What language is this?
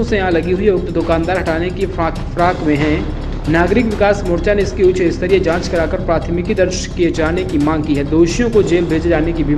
Hindi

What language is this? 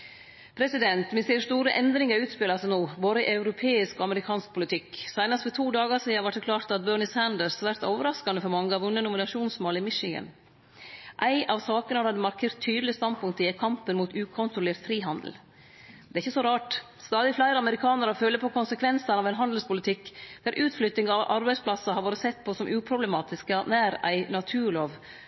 Norwegian Nynorsk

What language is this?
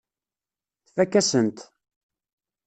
Kabyle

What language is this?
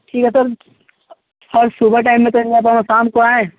Hindi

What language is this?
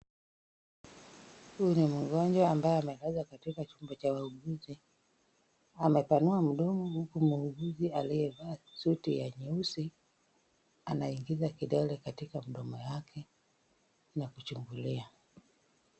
Swahili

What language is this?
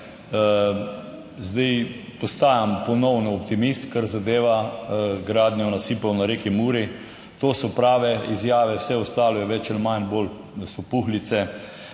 Slovenian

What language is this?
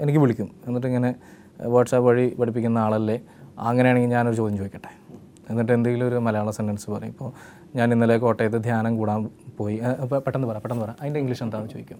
Malayalam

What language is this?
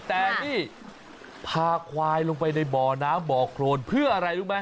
Thai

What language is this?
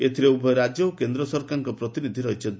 Odia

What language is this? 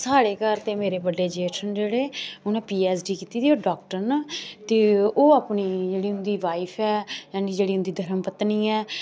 Dogri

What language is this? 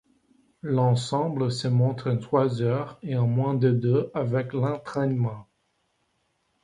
French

